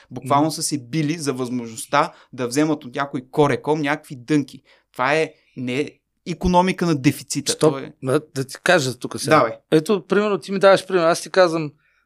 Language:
Bulgarian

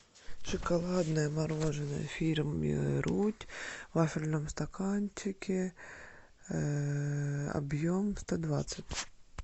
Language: Russian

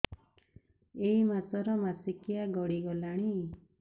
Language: Odia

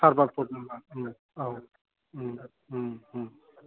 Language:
Bodo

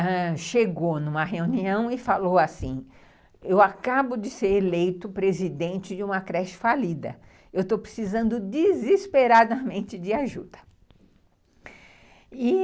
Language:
Portuguese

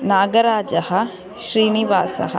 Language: Sanskrit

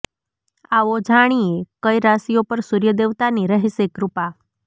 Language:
Gujarati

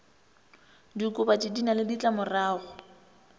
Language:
Northern Sotho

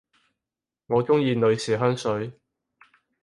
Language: Cantonese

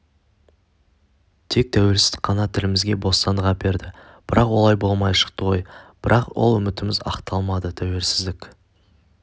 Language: Kazakh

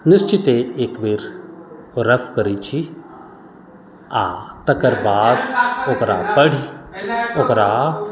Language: Maithili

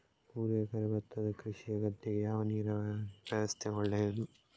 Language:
Kannada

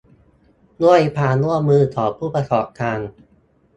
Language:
Thai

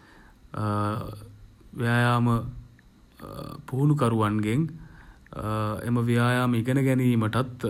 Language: Sinhala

